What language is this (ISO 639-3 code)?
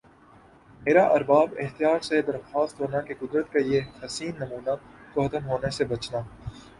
urd